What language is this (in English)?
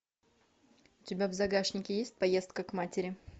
Russian